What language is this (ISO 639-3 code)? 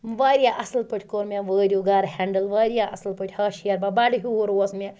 kas